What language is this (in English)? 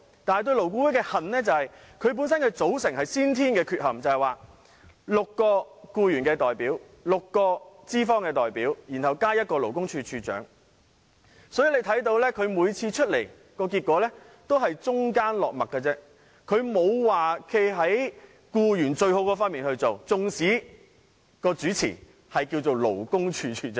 Cantonese